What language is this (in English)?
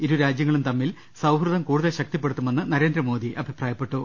Malayalam